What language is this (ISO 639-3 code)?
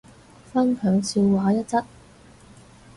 yue